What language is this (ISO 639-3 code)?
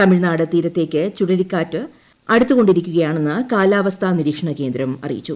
mal